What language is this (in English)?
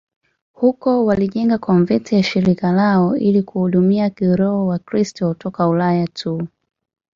Swahili